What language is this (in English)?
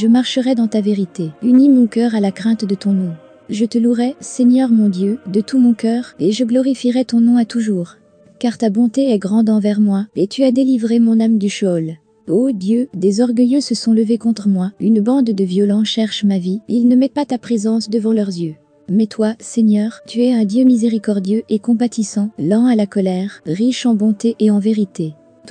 French